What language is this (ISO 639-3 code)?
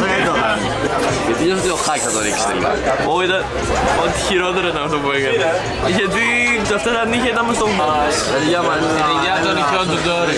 ell